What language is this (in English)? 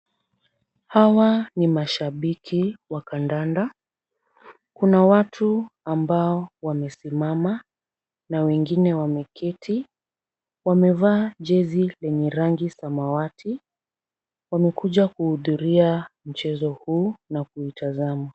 Swahili